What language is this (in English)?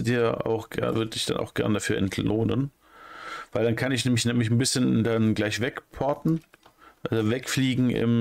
German